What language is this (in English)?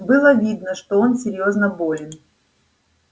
Russian